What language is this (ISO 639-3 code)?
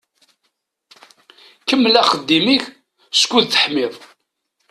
kab